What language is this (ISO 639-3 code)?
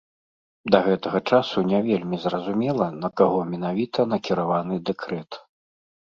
bel